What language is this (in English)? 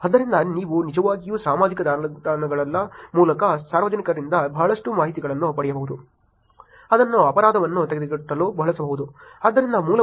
Kannada